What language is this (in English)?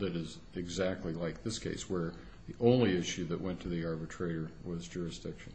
English